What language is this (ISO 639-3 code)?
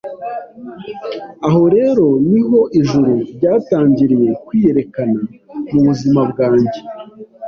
kin